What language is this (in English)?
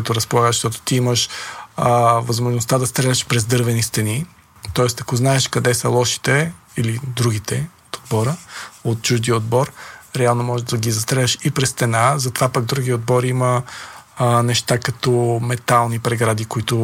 Bulgarian